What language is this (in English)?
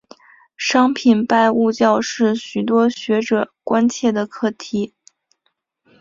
Chinese